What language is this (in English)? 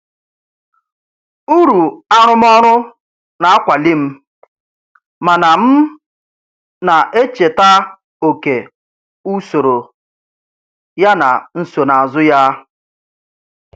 Igbo